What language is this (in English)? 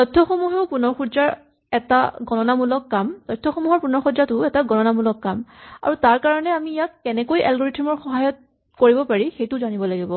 Assamese